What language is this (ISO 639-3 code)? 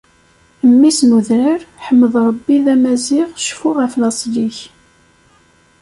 kab